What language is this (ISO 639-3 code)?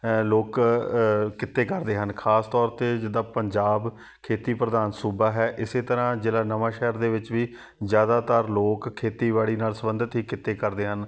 pan